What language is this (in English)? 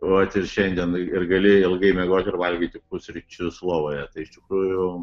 Lithuanian